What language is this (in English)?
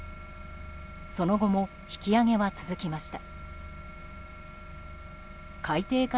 Japanese